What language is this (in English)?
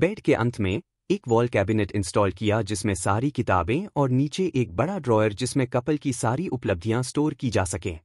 Hindi